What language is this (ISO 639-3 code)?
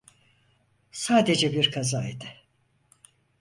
tur